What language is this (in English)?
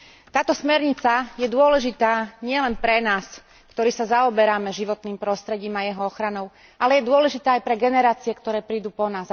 Slovak